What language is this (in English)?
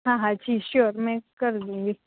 Gujarati